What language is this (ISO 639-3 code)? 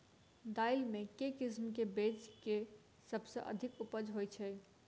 mai